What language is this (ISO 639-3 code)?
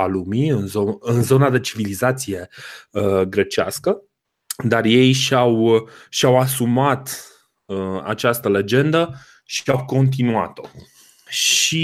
ron